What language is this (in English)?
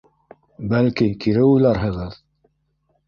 Bashkir